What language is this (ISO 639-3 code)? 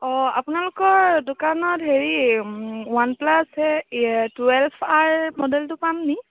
asm